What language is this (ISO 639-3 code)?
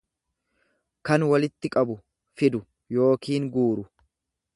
orm